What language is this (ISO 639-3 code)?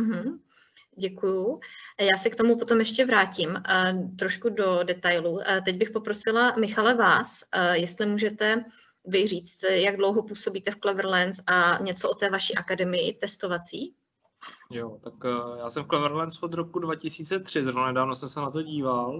ces